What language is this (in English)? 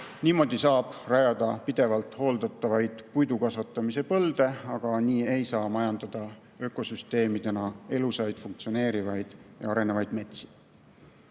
Estonian